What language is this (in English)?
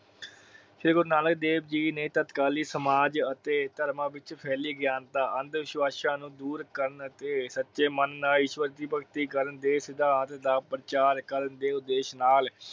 Punjabi